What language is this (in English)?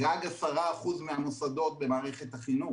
Hebrew